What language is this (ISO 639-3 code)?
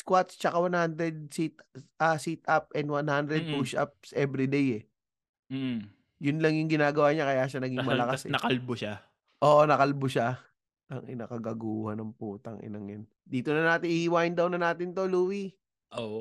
fil